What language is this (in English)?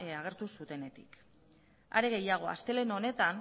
Basque